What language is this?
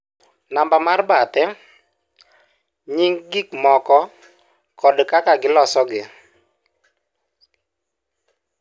Luo (Kenya and Tanzania)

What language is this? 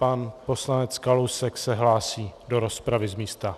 Czech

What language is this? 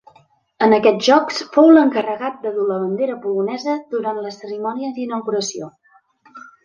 Catalan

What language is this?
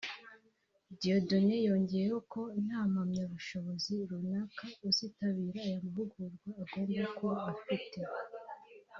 Kinyarwanda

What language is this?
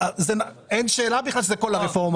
Hebrew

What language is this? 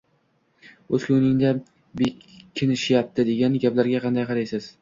Uzbek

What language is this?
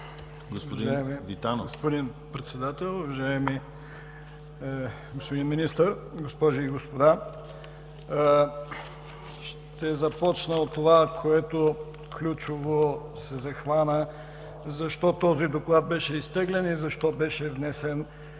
Bulgarian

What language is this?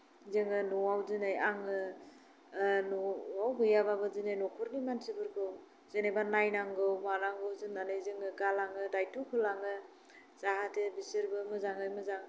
Bodo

